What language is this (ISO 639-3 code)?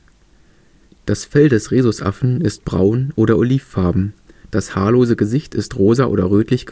deu